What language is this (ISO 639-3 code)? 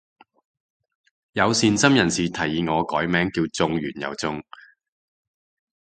yue